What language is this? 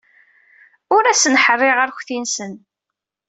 Kabyle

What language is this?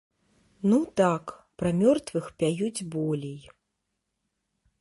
Belarusian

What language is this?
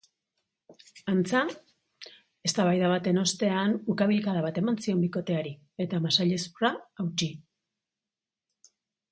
Basque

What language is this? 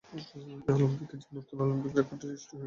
Bangla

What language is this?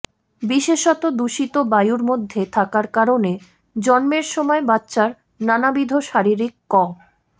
Bangla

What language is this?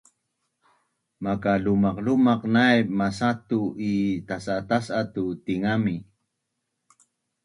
Bunun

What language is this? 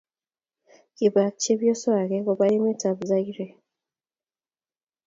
Kalenjin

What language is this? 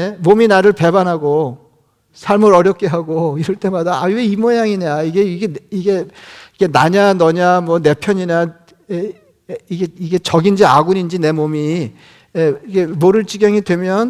Korean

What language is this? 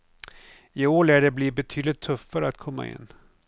Swedish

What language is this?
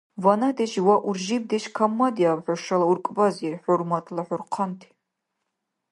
Dargwa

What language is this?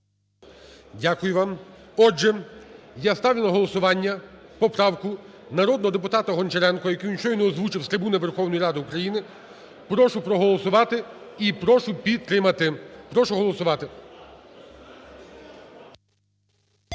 Ukrainian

